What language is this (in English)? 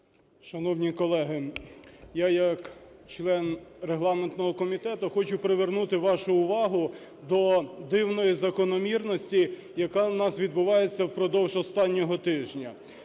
Ukrainian